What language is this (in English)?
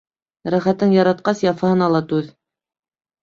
Bashkir